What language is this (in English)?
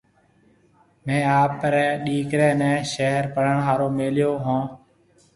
Marwari (Pakistan)